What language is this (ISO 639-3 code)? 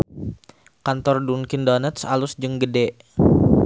sun